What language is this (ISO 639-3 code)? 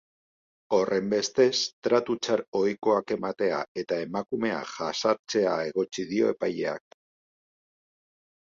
eus